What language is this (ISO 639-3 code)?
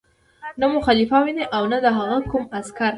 pus